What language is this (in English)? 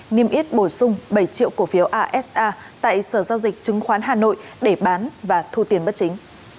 Vietnamese